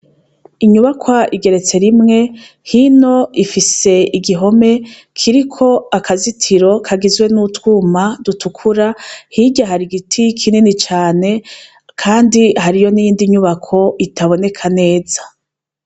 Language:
Rundi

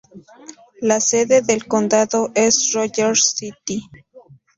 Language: Spanish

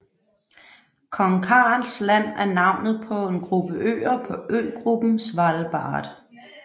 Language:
Danish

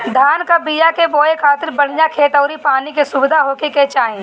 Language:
Bhojpuri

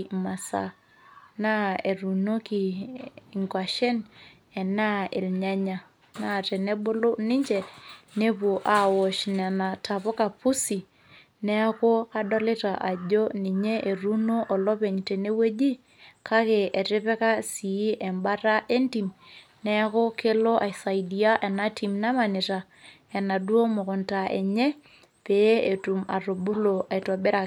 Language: Masai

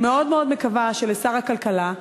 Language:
Hebrew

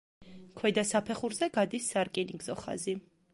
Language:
Georgian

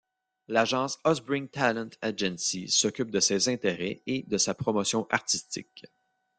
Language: French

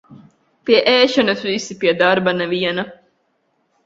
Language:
Latvian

